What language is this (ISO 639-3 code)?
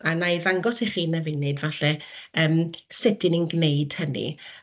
cym